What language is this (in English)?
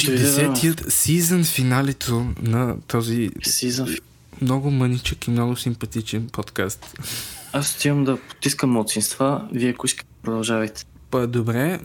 Bulgarian